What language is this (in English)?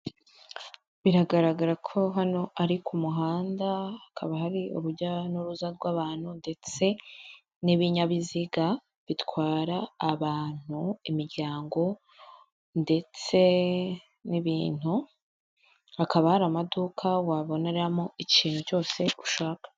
Kinyarwanda